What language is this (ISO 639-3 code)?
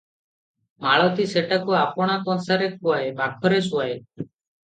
ori